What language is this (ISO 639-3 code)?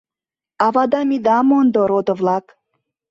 chm